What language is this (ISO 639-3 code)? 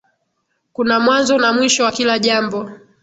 swa